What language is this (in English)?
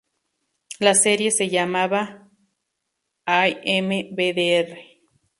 Spanish